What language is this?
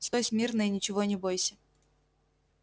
Russian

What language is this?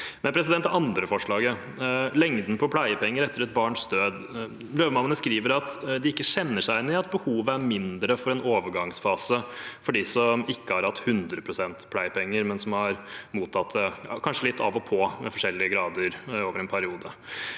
Norwegian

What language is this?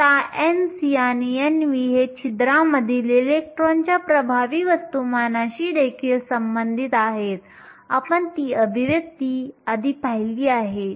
Marathi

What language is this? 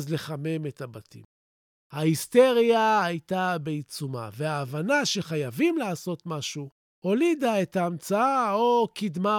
Hebrew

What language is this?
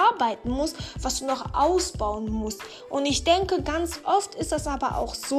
German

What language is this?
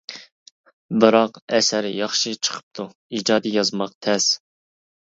Uyghur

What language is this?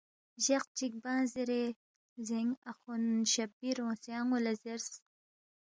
Balti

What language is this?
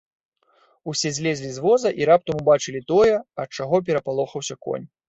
Belarusian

